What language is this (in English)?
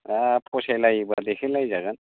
Bodo